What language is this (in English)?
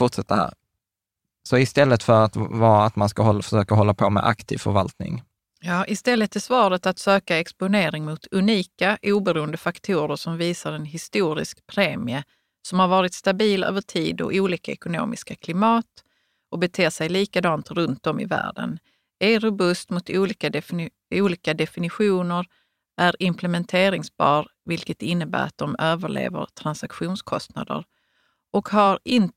Swedish